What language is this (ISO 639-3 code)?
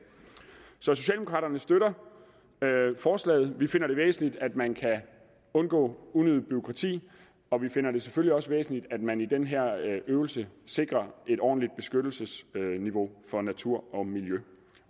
dan